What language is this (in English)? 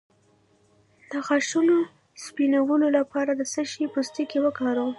Pashto